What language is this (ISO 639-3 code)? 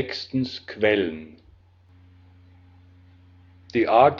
deu